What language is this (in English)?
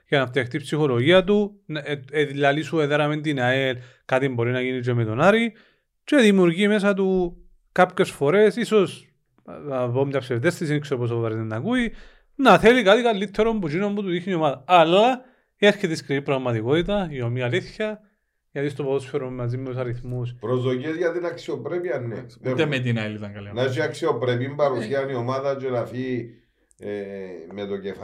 Greek